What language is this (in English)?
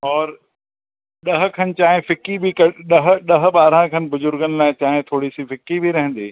Sindhi